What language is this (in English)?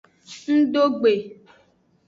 Aja (Benin)